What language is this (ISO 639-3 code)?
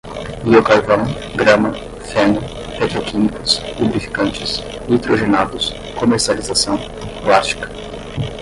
por